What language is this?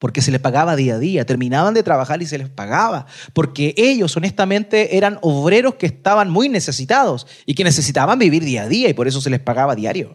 Spanish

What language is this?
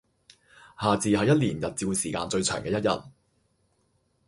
Cantonese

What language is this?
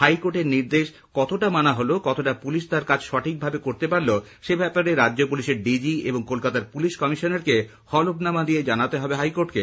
Bangla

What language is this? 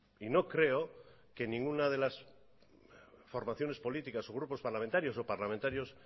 Spanish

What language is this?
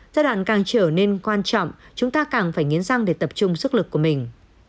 Vietnamese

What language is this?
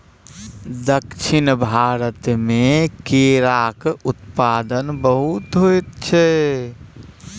Maithili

